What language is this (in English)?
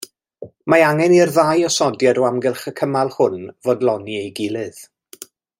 Welsh